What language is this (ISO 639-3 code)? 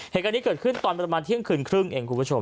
tha